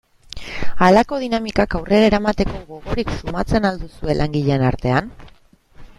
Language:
Basque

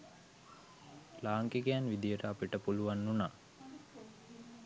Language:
Sinhala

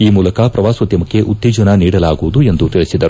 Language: Kannada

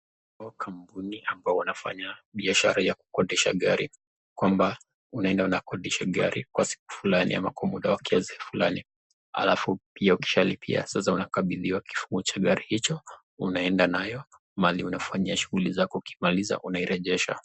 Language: Swahili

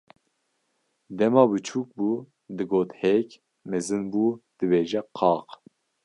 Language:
Kurdish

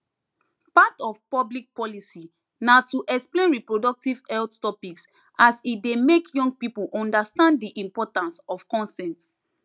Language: Nigerian Pidgin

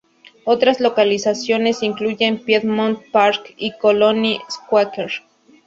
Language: Spanish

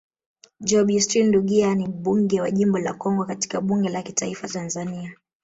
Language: Swahili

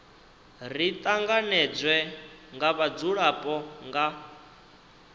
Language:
Venda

